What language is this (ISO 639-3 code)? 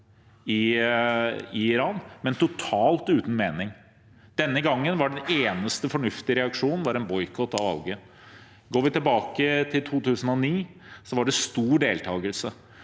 nor